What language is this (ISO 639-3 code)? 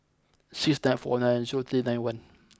eng